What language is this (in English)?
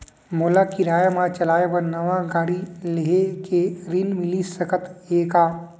Chhattisgarhi